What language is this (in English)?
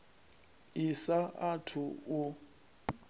Venda